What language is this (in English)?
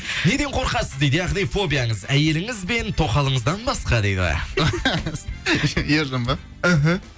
Kazakh